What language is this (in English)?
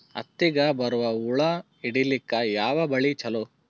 Kannada